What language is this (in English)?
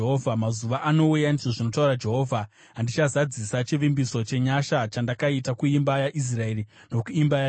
Shona